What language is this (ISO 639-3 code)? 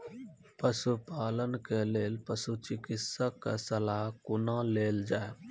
mai